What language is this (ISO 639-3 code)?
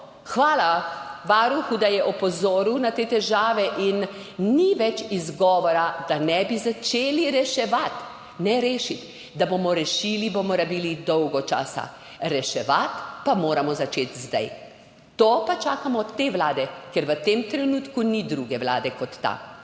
slv